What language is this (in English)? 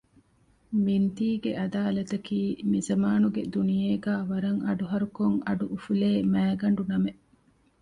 Divehi